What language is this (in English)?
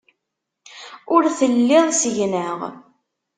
Kabyle